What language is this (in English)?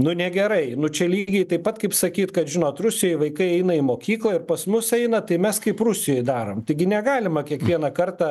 Lithuanian